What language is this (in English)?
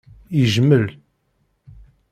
Kabyle